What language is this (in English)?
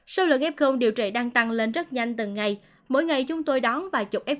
Vietnamese